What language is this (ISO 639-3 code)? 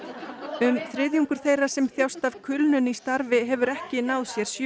isl